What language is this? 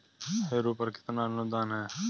Hindi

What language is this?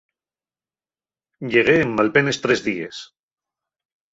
Asturian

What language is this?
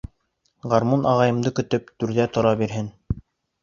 Bashkir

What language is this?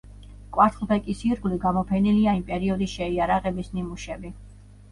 Georgian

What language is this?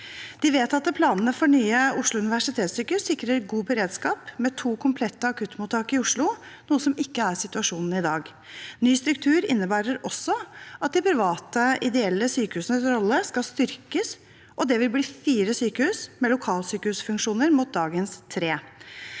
Norwegian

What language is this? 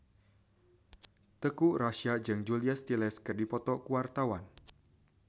Sundanese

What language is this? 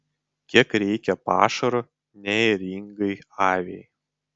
Lithuanian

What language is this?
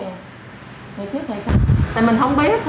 Vietnamese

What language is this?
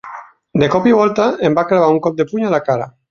Catalan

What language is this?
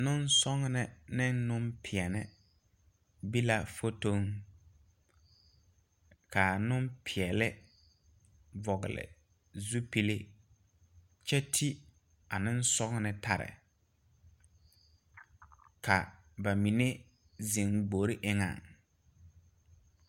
Southern Dagaare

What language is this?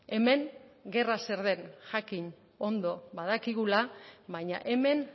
Basque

